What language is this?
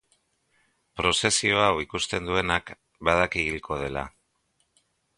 Basque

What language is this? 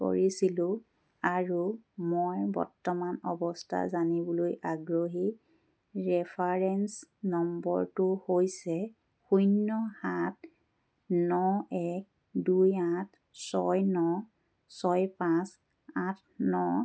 Assamese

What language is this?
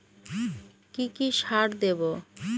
Bangla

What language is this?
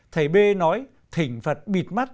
Vietnamese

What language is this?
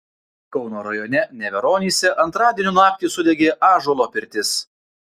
Lithuanian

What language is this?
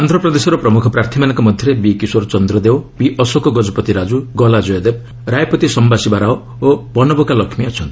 Odia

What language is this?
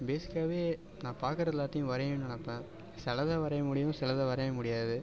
Tamil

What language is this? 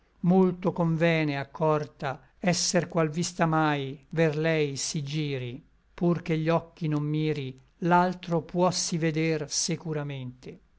Italian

